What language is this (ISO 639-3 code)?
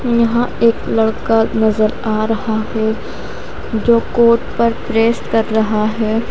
hin